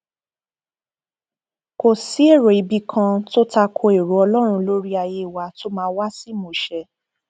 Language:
Yoruba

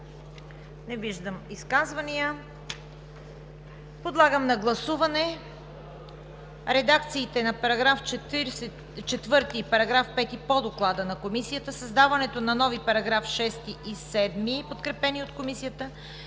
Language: Bulgarian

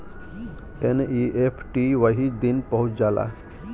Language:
Bhojpuri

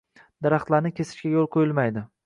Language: Uzbek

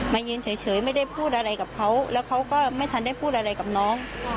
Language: Thai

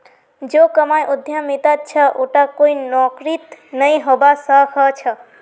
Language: Magahi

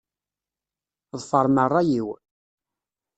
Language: Kabyle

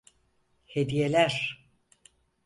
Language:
Turkish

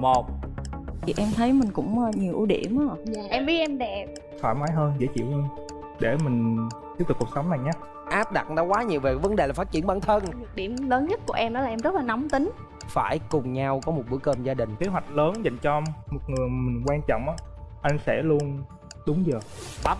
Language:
Vietnamese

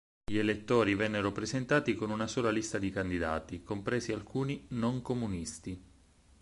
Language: Italian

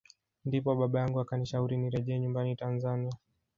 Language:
Swahili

